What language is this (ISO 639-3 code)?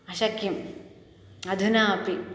san